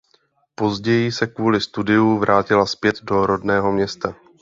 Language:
Czech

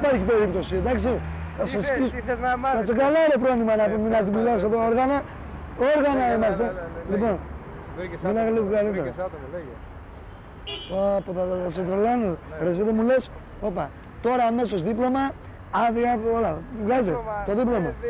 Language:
Greek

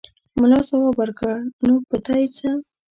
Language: Pashto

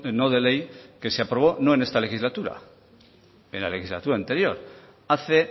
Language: Spanish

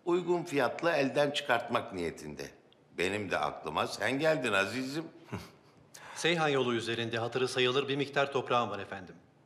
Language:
Turkish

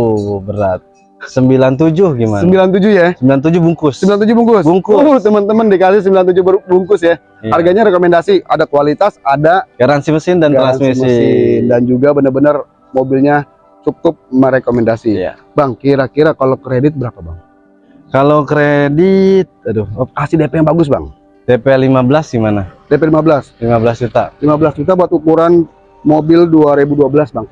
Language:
Indonesian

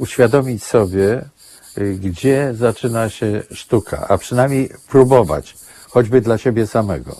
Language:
Polish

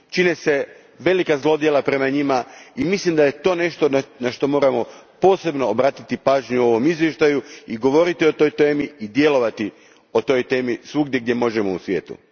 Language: Croatian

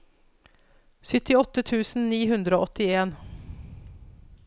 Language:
Norwegian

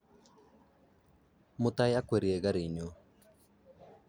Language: Kalenjin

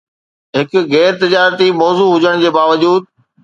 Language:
Sindhi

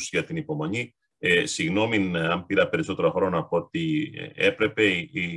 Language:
Greek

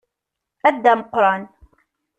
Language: Kabyle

